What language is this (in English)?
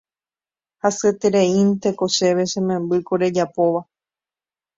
Guarani